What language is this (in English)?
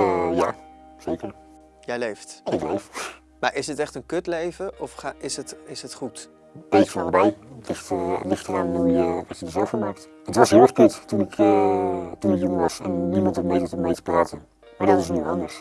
Dutch